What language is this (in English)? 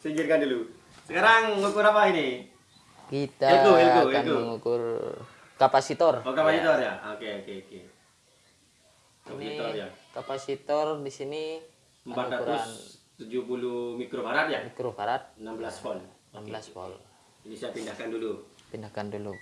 Indonesian